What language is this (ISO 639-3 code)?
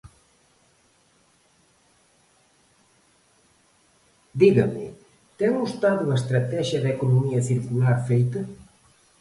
glg